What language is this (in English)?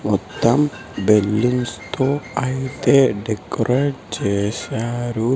Telugu